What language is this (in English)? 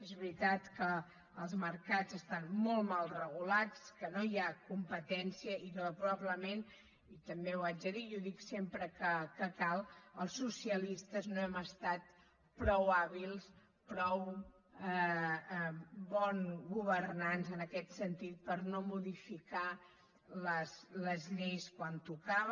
Catalan